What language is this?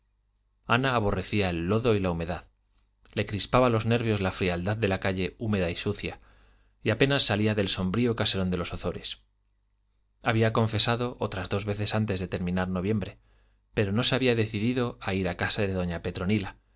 Spanish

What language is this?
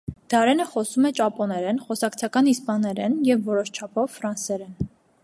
Armenian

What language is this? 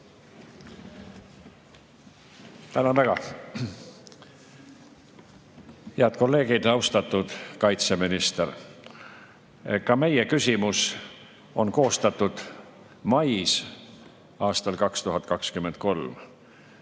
Estonian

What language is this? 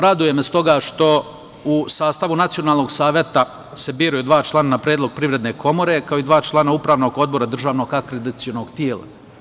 Serbian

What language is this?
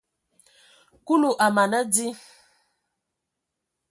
Ewondo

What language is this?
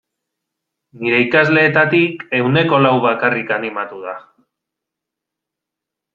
Basque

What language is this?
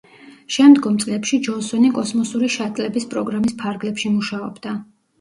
Georgian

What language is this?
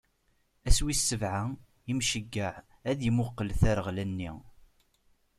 Kabyle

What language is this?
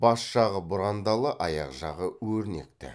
Kazakh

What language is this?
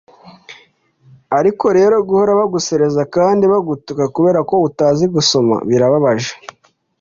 Kinyarwanda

